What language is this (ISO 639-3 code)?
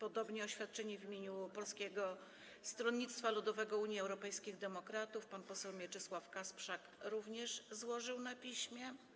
pol